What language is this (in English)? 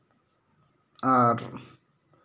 Santali